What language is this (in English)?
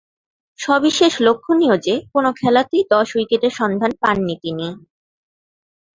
Bangla